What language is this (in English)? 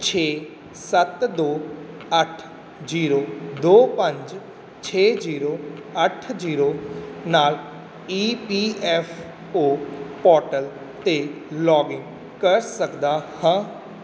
Punjabi